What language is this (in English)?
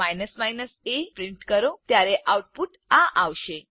Gujarati